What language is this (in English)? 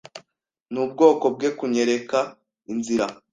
Kinyarwanda